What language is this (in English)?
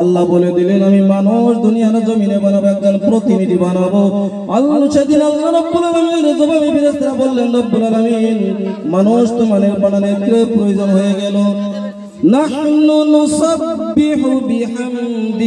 Arabic